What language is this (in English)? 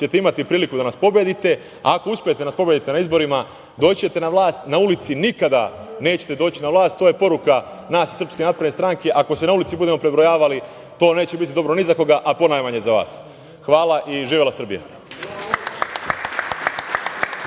Serbian